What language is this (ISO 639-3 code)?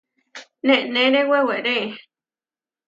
var